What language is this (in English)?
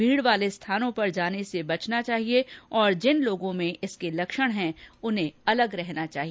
Hindi